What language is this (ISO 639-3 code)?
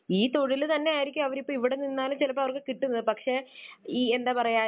mal